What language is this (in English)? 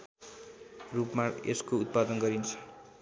Nepali